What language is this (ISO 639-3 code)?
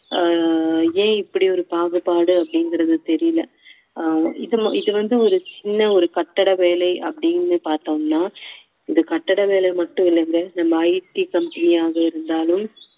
tam